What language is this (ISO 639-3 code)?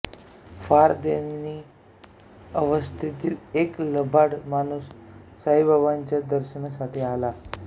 mar